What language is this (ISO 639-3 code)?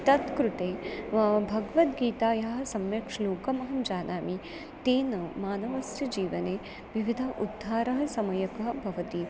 san